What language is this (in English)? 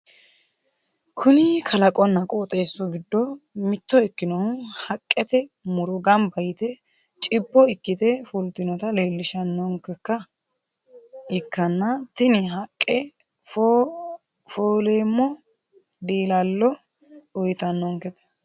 Sidamo